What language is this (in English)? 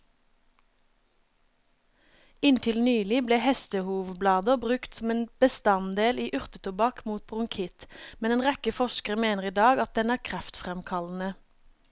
Norwegian